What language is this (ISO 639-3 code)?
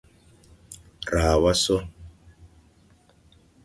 tui